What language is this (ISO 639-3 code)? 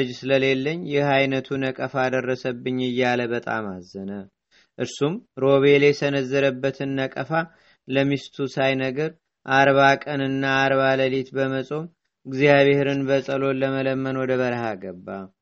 amh